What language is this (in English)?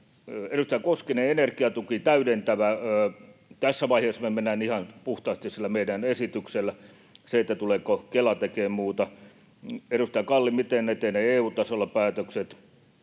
Finnish